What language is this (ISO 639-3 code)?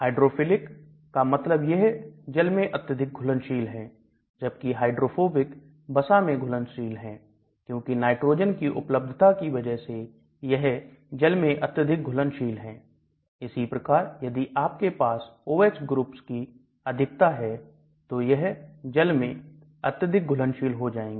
hin